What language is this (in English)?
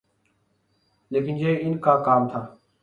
Urdu